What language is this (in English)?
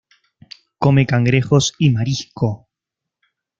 Spanish